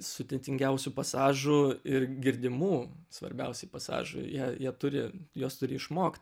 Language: Lithuanian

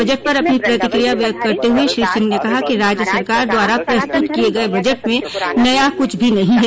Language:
Hindi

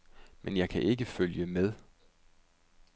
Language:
Danish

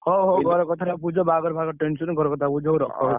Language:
Odia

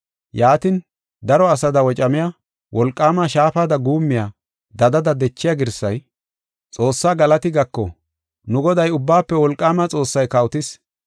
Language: Gofa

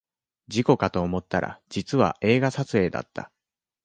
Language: Japanese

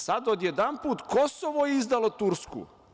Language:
Serbian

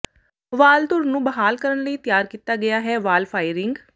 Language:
Punjabi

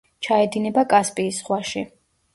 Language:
Georgian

